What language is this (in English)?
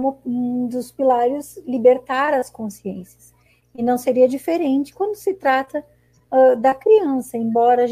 Portuguese